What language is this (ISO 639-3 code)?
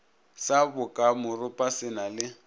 nso